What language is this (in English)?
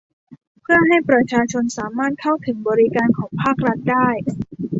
Thai